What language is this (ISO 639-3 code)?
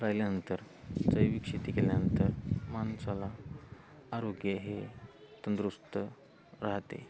mar